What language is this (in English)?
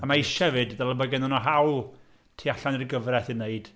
Welsh